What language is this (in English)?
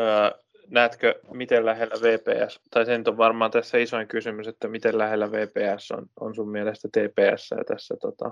Finnish